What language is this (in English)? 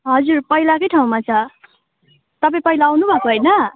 Nepali